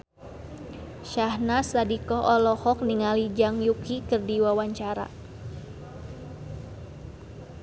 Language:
Sundanese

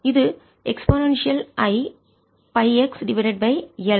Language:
Tamil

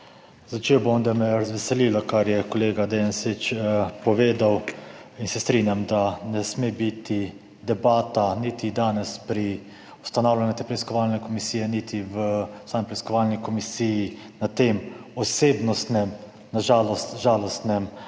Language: Slovenian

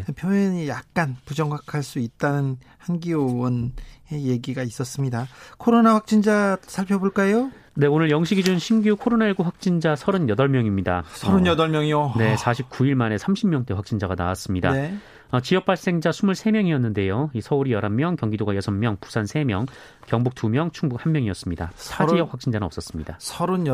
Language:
Korean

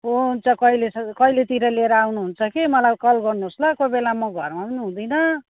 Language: Nepali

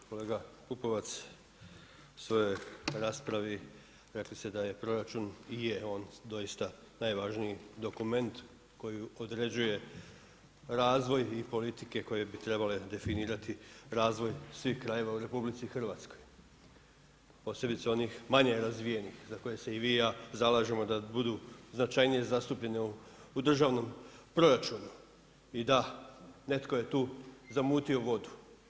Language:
Croatian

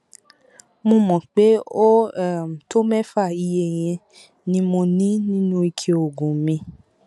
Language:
Yoruba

